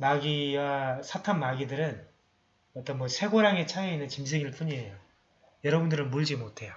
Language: Korean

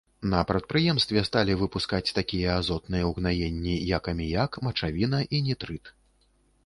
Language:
Belarusian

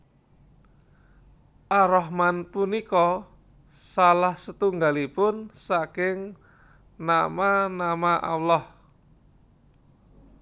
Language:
Javanese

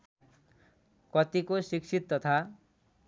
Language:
Nepali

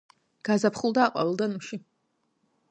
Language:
Georgian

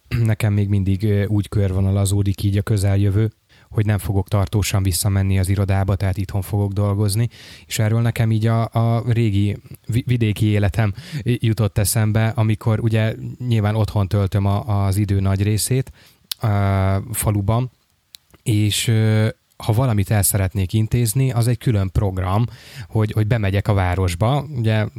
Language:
Hungarian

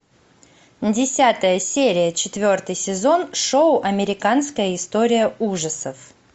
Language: Russian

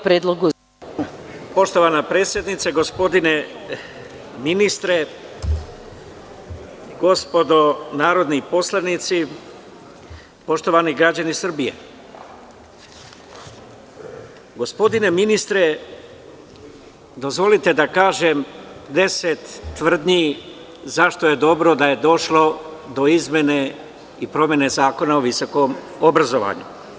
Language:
Serbian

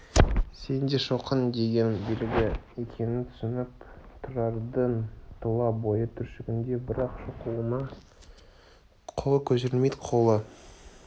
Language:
Kazakh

